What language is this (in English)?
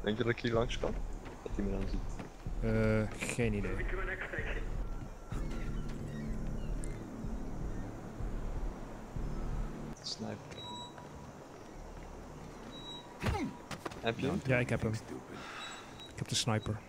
Dutch